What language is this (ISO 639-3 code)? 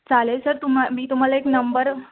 mar